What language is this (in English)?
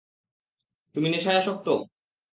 Bangla